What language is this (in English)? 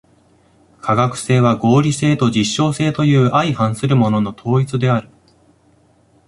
Japanese